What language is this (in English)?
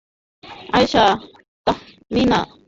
Bangla